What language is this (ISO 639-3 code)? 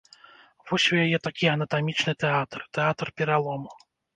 bel